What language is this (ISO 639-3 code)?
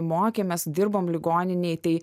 lit